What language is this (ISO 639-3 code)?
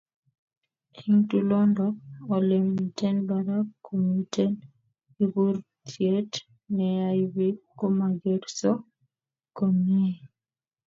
kln